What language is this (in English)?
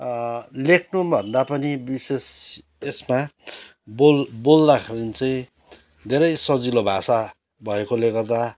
Nepali